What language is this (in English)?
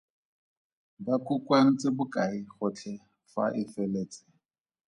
Tswana